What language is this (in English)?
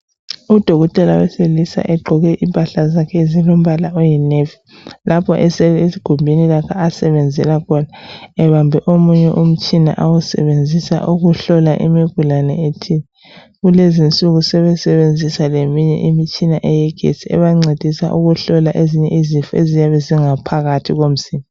North Ndebele